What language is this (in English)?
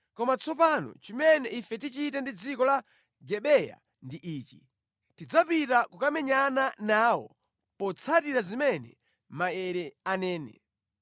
Nyanja